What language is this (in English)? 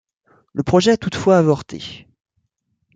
French